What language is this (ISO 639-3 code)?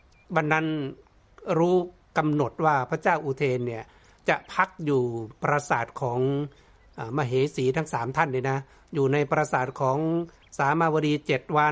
tha